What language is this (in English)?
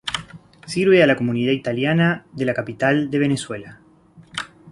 Spanish